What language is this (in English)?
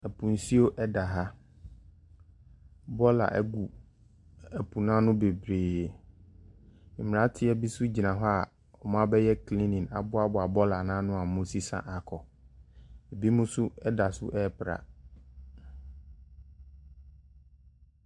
Akan